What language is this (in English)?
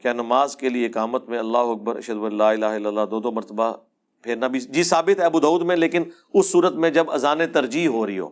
Urdu